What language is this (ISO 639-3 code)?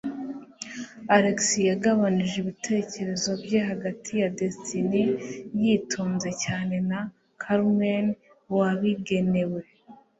kin